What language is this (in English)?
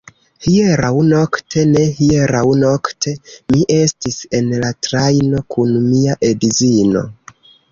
Esperanto